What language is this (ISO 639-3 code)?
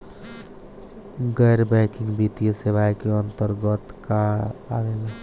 bho